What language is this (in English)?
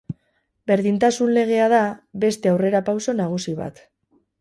Basque